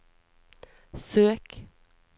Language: Norwegian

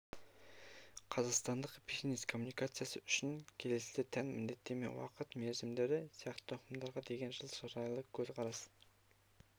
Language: Kazakh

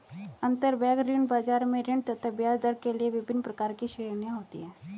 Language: Hindi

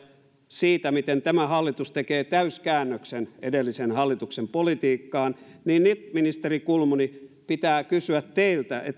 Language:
Finnish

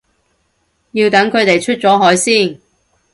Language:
Cantonese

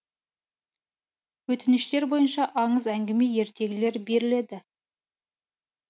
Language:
Kazakh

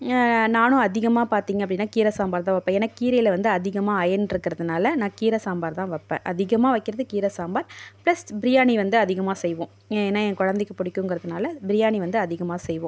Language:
Tamil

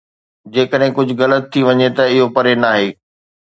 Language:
Sindhi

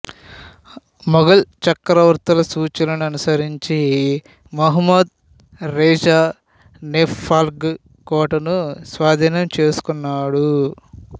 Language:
Telugu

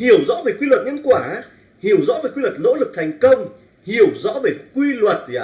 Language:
Vietnamese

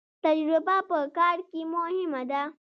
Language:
Pashto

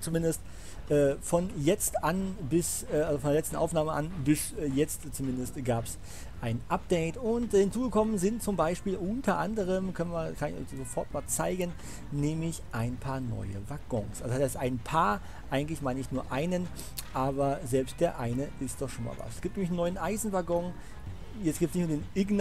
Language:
German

